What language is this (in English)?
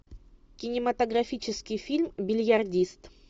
Russian